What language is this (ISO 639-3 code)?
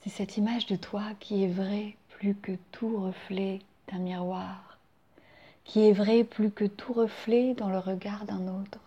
fra